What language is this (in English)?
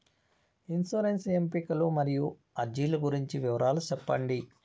Telugu